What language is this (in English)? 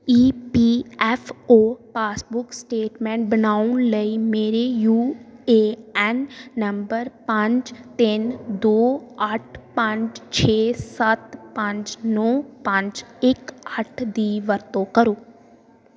Punjabi